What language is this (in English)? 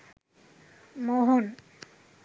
Bangla